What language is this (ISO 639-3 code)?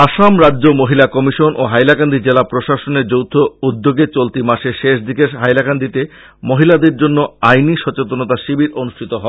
ben